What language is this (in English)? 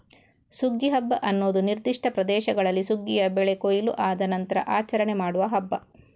Kannada